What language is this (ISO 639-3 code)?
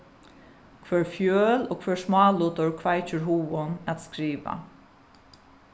fao